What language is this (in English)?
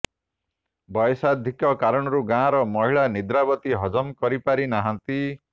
Odia